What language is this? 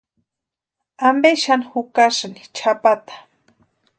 Western Highland Purepecha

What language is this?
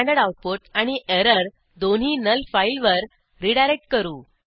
Marathi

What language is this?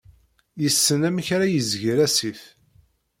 Kabyle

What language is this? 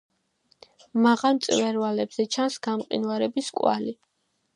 Georgian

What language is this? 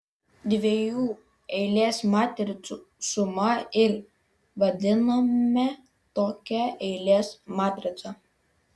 Lithuanian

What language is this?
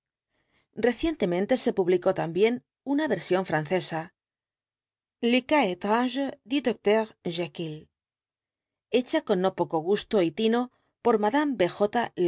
Spanish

